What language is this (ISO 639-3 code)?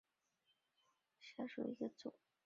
zho